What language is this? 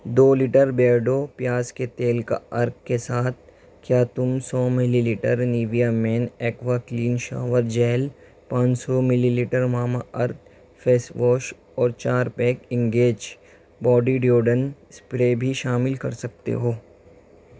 Urdu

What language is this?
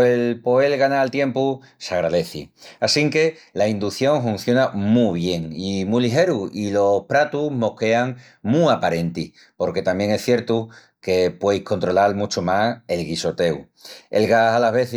Extremaduran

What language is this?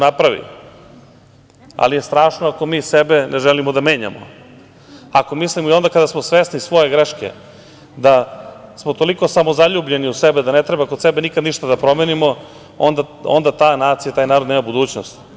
Serbian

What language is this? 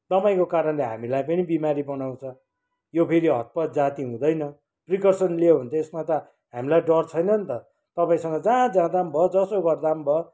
Nepali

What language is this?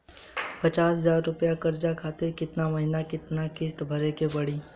Bhojpuri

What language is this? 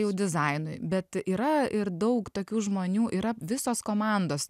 Lithuanian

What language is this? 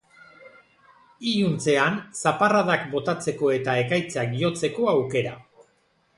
Basque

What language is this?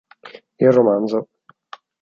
Italian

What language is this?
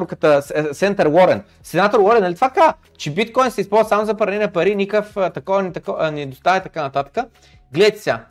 Bulgarian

